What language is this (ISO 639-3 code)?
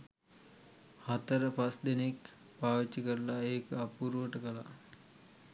sin